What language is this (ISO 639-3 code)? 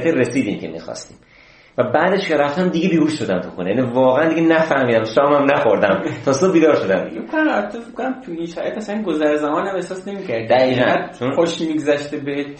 fas